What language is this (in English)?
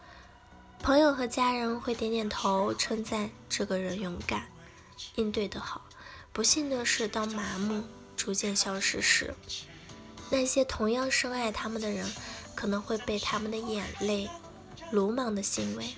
Chinese